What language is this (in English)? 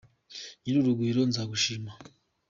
Kinyarwanda